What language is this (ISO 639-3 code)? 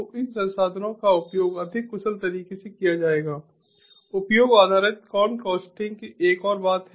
hin